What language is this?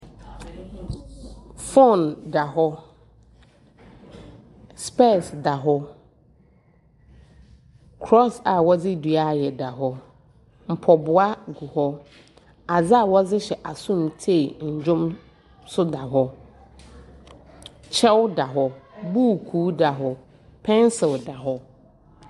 Akan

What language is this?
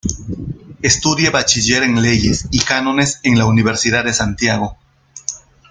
Spanish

